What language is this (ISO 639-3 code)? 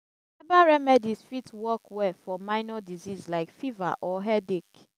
pcm